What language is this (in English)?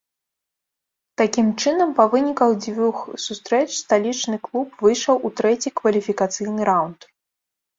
Belarusian